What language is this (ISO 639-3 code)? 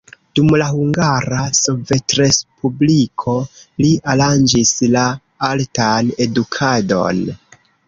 epo